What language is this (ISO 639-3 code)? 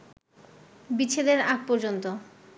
ben